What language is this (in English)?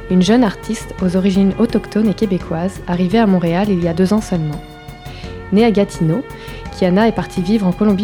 French